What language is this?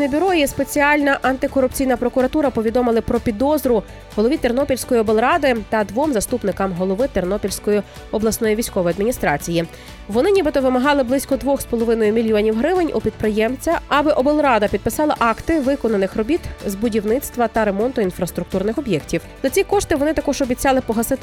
Ukrainian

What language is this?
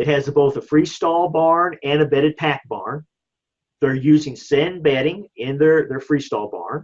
English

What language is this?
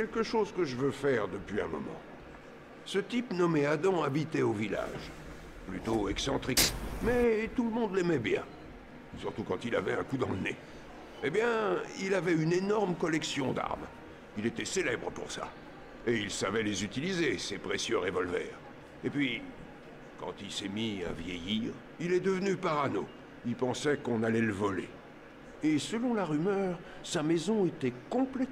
French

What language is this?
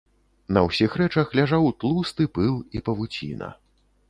Belarusian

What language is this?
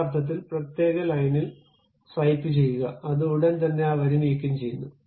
Malayalam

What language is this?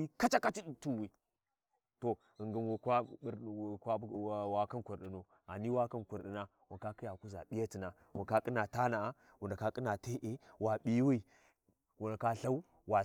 Warji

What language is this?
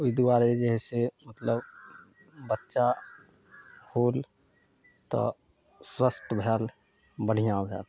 Maithili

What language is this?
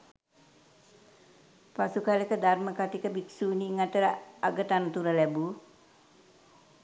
Sinhala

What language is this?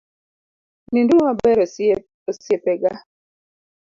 Luo (Kenya and Tanzania)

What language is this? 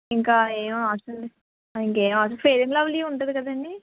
Telugu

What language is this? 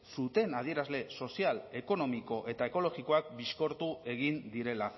Basque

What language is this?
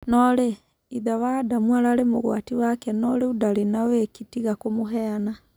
Kikuyu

